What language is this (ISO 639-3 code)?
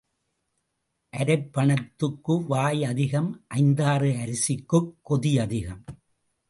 tam